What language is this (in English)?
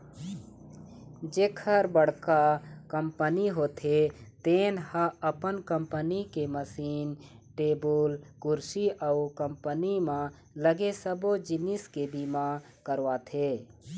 Chhattisgarhi